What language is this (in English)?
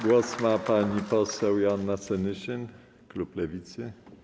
Polish